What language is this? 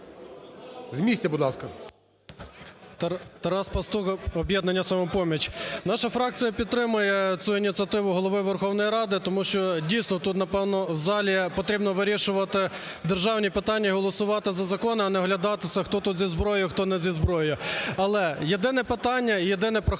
Ukrainian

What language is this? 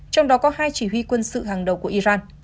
Vietnamese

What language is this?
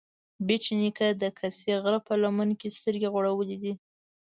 Pashto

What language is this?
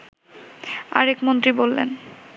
Bangla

